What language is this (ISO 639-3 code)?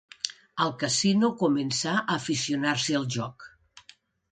cat